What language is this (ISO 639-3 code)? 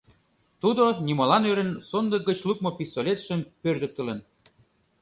chm